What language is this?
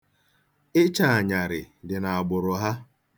Igbo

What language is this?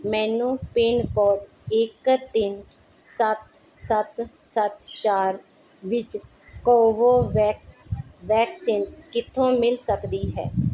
Punjabi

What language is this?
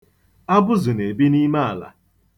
Igbo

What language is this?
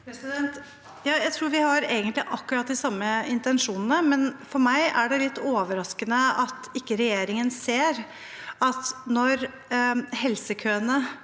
Norwegian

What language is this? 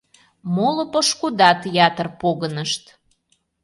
Mari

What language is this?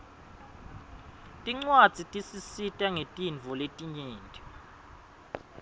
Swati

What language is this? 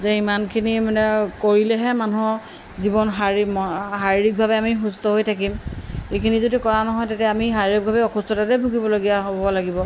Assamese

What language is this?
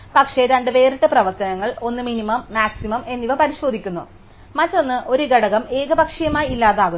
Malayalam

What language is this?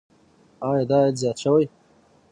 Pashto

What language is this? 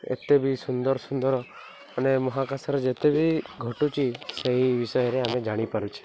Odia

